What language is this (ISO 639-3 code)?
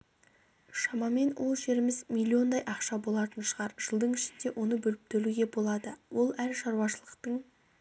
kaz